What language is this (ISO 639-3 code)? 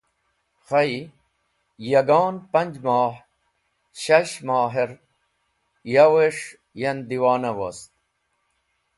wbl